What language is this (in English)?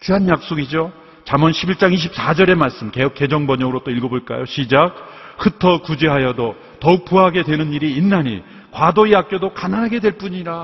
Korean